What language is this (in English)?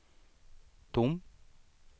Swedish